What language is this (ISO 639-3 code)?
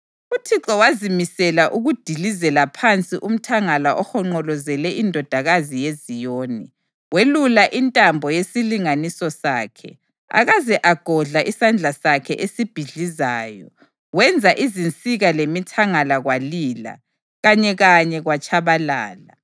nde